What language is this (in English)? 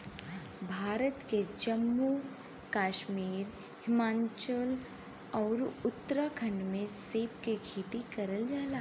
Bhojpuri